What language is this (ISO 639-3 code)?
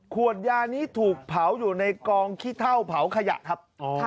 tha